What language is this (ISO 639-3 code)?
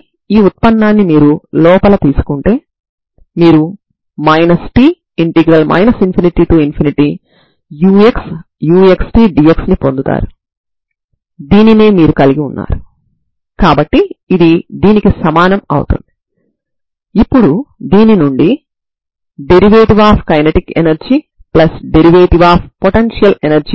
tel